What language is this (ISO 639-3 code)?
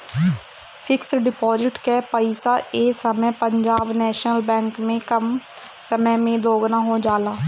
bho